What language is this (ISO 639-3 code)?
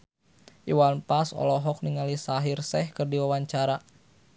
sun